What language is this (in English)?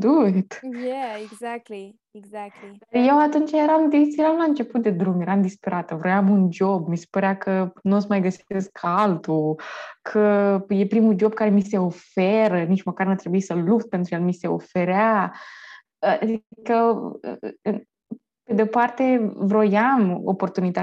Romanian